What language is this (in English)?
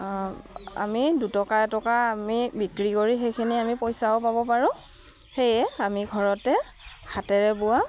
Assamese